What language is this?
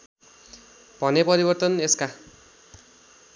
Nepali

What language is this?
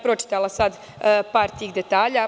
Serbian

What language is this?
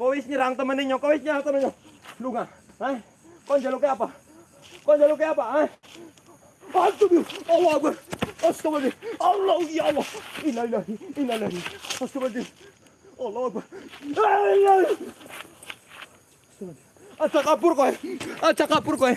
Indonesian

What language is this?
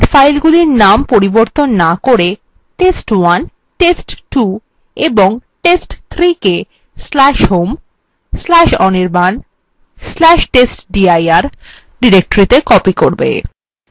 Bangla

